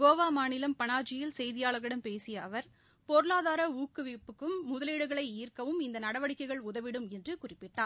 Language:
Tamil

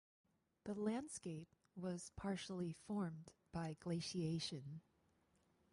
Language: English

